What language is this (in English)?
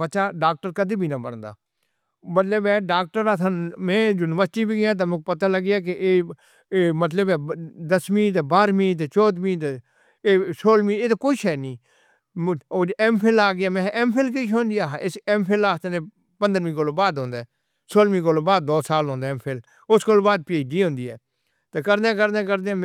Northern Hindko